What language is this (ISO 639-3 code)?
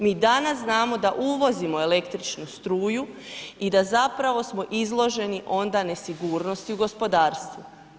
hrv